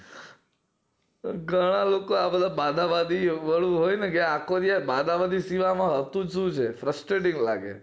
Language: Gujarati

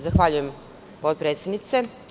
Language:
Serbian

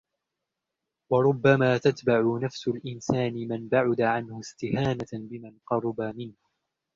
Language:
Arabic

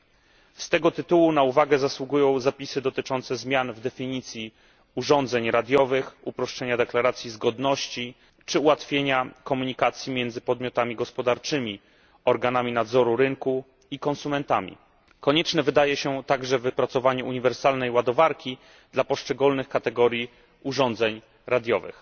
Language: Polish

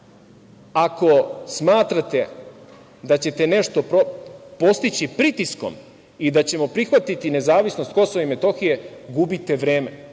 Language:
Serbian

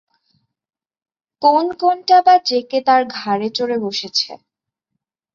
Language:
Bangla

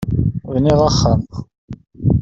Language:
Kabyle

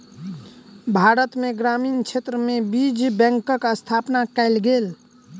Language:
Maithili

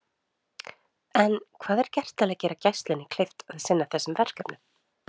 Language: Icelandic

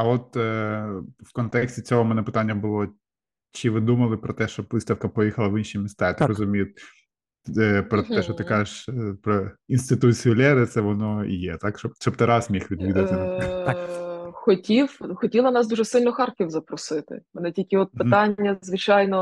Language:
Ukrainian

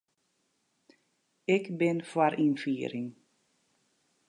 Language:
Western Frisian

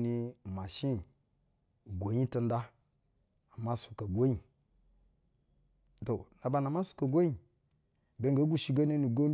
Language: Basa (Nigeria)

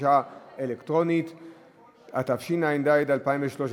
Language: Hebrew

